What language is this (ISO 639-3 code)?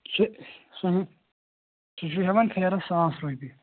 kas